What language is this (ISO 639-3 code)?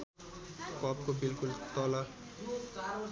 nep